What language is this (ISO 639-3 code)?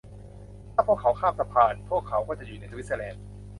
tha